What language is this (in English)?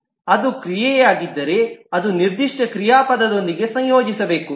Kannada